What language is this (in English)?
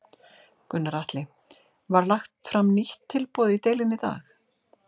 Icelandic